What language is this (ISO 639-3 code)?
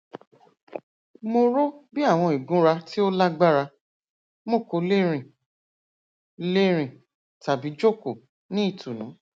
yor